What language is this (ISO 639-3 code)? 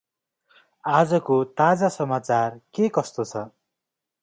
nep